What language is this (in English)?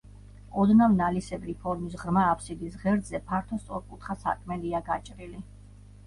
Georgian